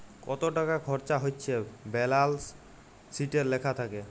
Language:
Bangla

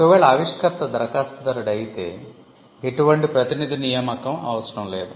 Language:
Telugu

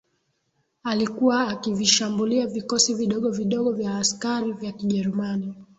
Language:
Swahili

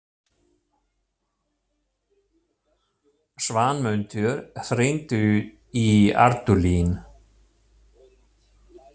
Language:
Icelandic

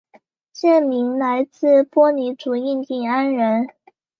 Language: Chinese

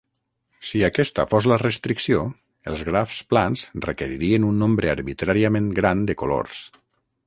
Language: Catalan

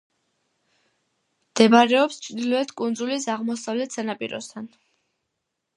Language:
Georgian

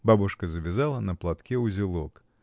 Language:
Russian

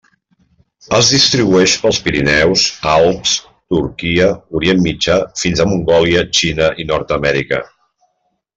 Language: Catalan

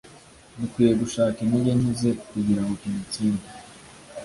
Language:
Kinyarwanda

